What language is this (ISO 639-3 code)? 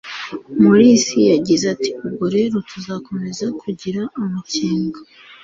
kin